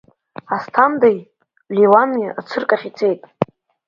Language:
Abkhazian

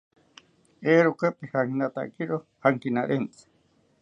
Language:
South Ucayali Ashéninka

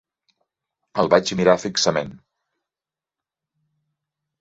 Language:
Catalan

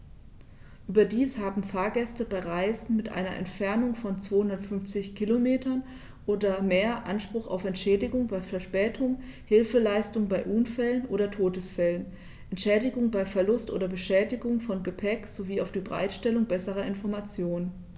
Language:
German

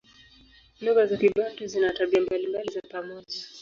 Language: Swahili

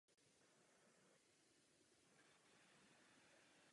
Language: Czech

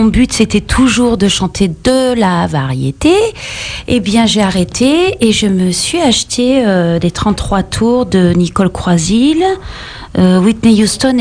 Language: French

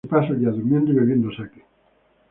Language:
Spanish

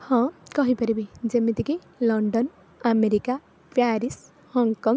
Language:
Odia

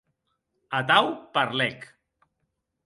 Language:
Occitan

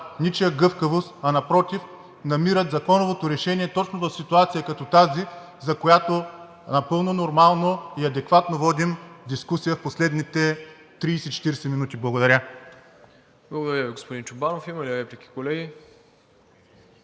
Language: Bulgarian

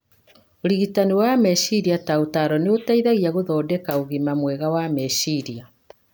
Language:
Kikuyu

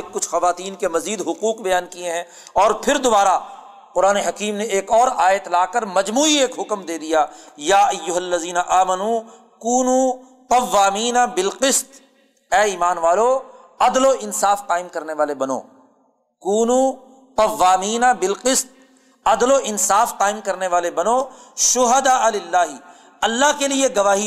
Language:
Urdu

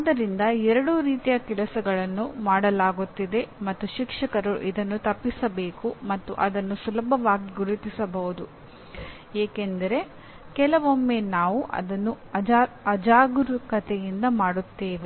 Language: Kannada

